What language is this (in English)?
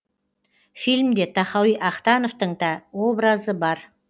Kazakh